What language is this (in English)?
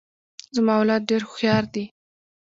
Pashto